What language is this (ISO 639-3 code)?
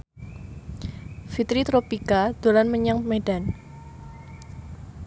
jav